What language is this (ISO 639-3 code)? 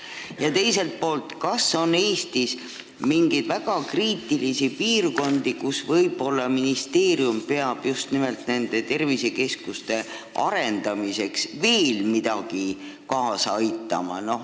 est